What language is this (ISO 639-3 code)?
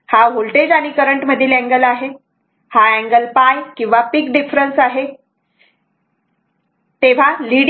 mar